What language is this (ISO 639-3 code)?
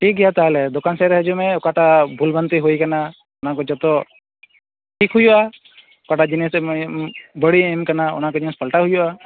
sat